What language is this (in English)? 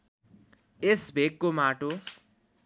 Nepali